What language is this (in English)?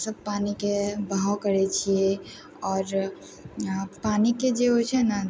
Maithili